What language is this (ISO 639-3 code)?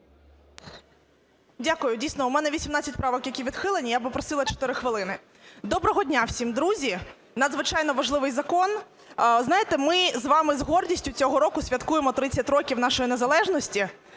ukr